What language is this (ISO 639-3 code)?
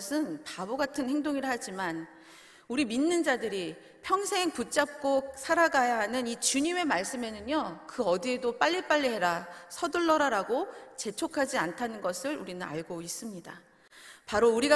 kor